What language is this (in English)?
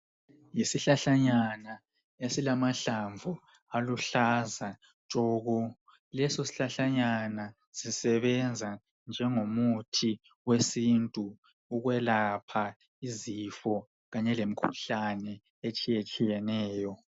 North Ndebele